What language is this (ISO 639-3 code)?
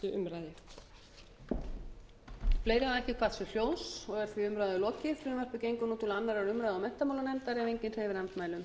isl